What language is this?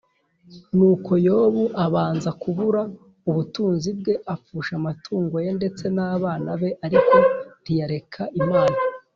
Kinyarwanda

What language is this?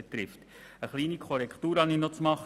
Swiss German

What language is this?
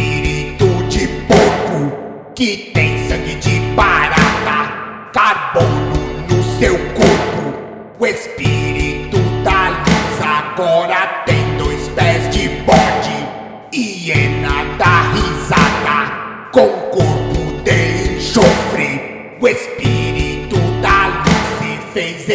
Portuguese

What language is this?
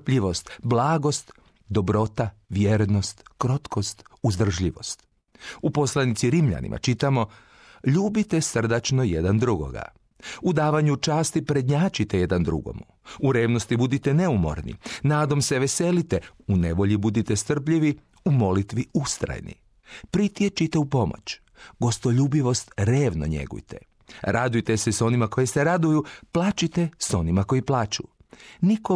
Croatian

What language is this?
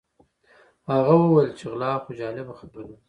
Pashto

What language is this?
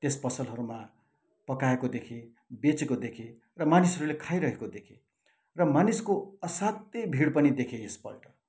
Nepali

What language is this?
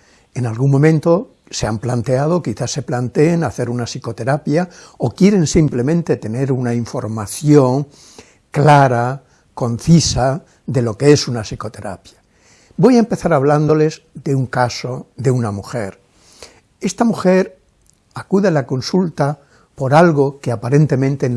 Spanish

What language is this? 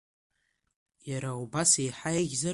Abkhazian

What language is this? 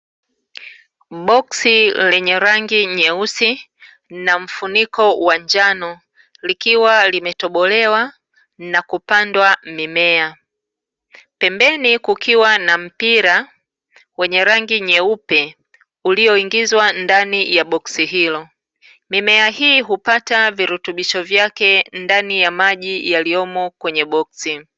Swahili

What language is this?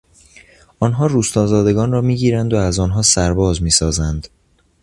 Persian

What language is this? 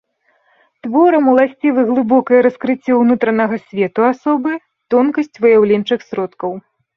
Belarusian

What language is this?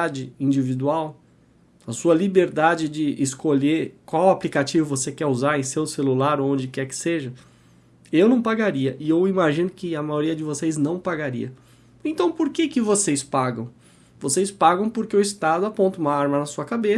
Portuguese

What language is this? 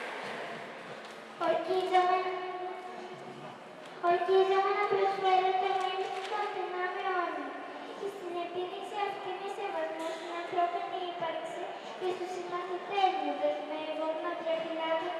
Greek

